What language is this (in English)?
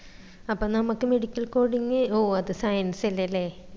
Malayalam